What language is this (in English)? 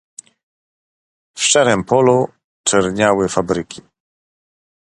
Polish